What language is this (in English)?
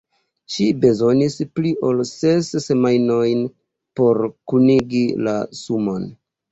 Esperanto